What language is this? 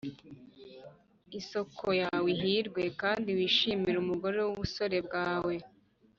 Kinyarwanda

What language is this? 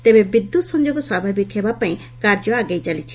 Odia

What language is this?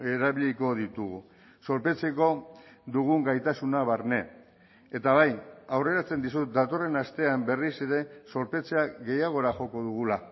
Basque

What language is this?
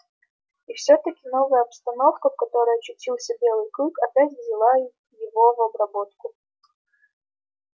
Russian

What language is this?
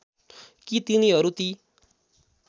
Nepali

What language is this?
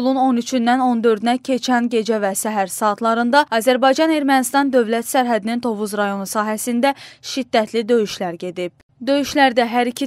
Turkish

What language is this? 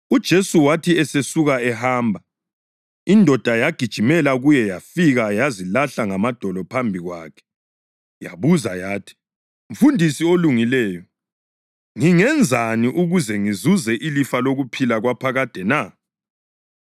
North Ndebele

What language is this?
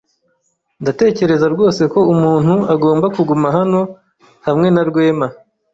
Kinyarwanda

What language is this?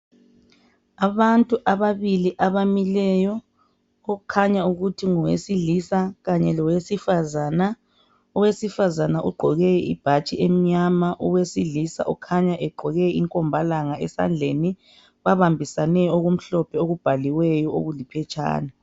North Ndebele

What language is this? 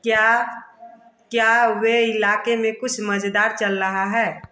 Hindi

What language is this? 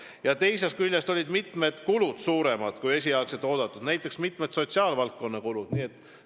Estonian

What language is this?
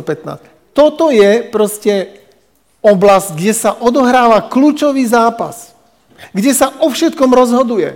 Slovak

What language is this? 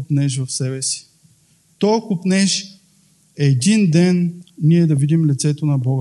Bulgarian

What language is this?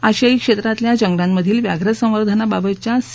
Marathi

